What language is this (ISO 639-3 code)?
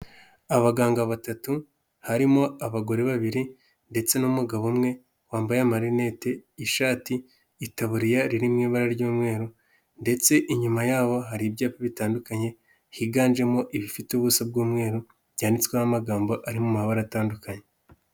kin